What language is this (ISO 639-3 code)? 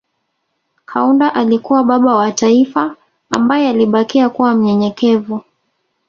swa